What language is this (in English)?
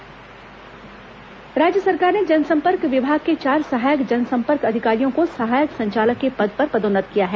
Hindi